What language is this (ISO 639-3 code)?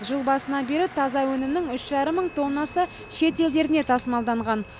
kaz